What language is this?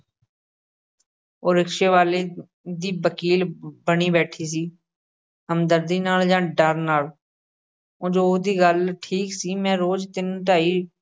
Punjabi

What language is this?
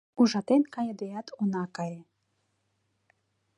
Mari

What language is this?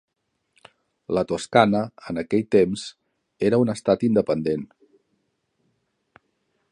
Catalan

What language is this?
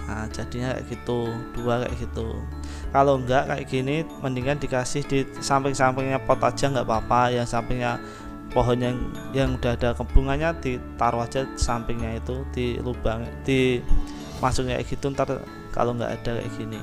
Indonesian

